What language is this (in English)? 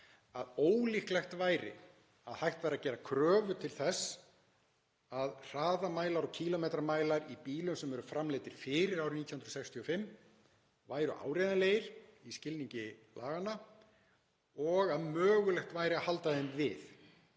Icelandic